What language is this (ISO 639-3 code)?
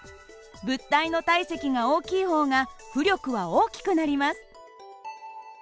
jpn